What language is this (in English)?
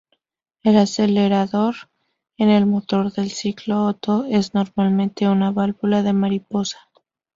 Spanish